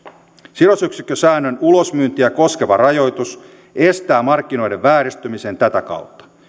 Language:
Finnish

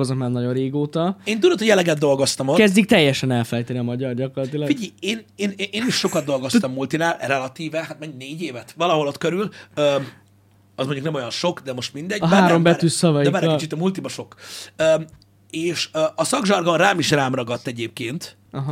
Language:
Hungarian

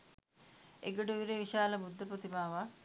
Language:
Sinhala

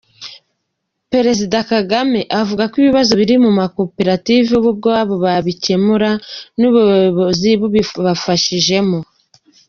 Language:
Kinyarwanda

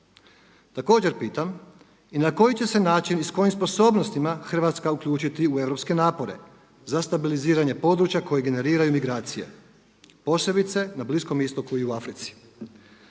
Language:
Croatian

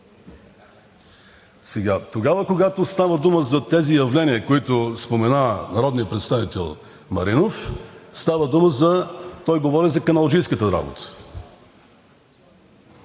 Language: Bulgarian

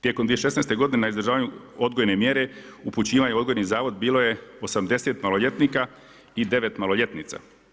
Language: Croatian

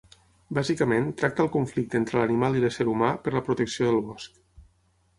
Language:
Catalan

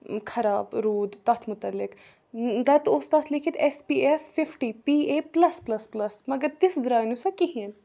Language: Kashmiri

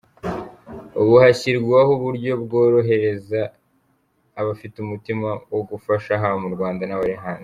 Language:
Kinyarwanda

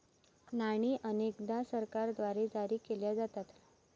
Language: Marathi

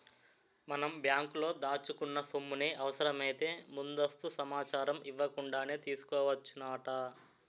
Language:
Telugu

